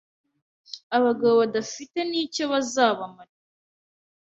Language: Kinyarwanda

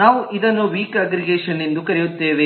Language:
Kannada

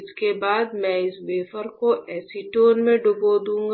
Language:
Hindi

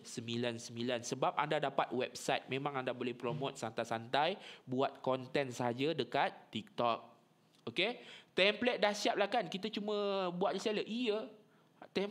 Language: Malay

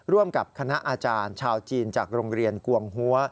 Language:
Thai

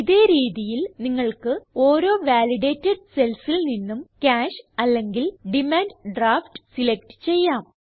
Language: Malayalam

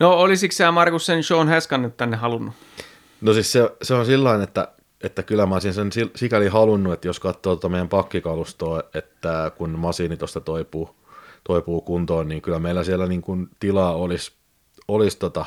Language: Finnish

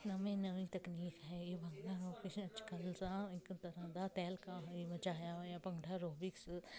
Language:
Punjabi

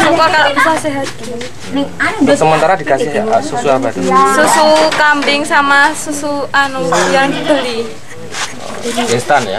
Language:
Indonesian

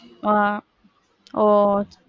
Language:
Tamil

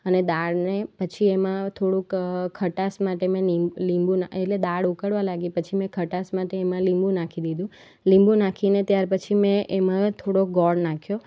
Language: Gujarati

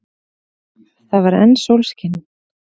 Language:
Icelandic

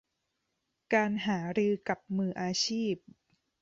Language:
Thai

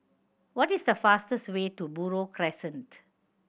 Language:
English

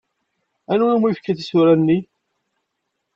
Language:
Kabyle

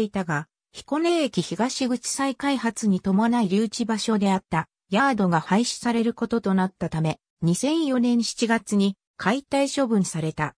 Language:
Japanese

